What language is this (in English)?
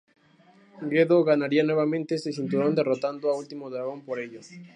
Spanish